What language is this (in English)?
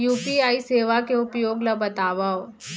Chhattisgarhi